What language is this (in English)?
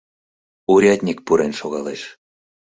Mari